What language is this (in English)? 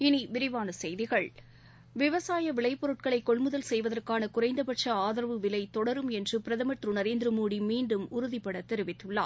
Tamil